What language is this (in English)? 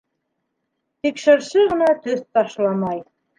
Bashkir